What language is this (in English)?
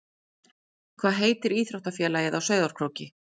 Icelandic